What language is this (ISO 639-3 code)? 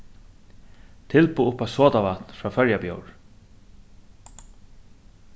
fao